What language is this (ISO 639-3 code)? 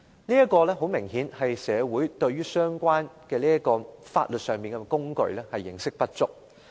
yue